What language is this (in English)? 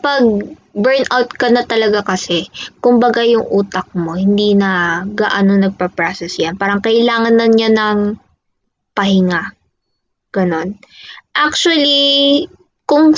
Filipino